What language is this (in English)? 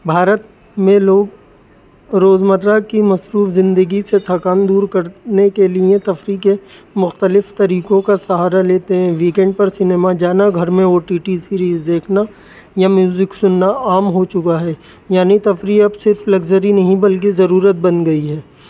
Urdu